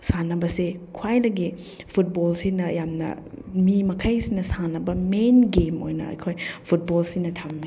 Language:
Manipuri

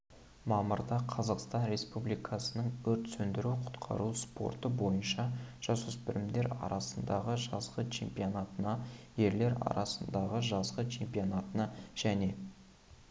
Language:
Kazakh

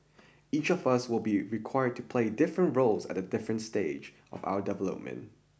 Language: English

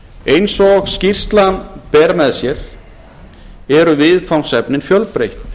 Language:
Icelandic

